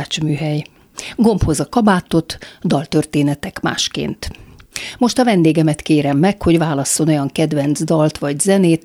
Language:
Hungarian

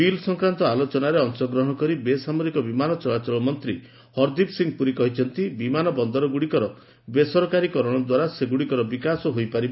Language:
Odia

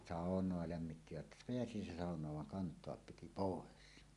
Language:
Finnish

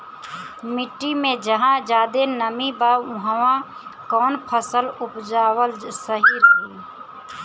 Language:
Bhojpuri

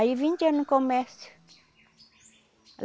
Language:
Portuguese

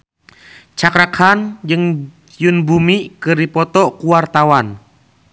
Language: Sundanese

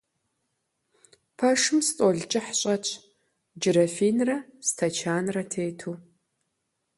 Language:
Kabardian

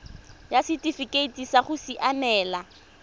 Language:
Tswana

